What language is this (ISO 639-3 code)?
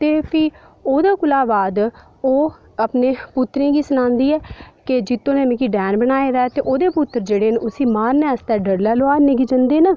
doi